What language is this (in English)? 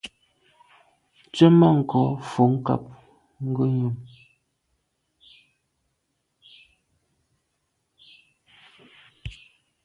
Medumba